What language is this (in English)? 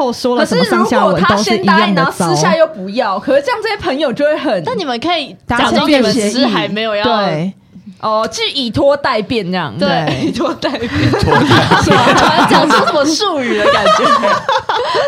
Chinese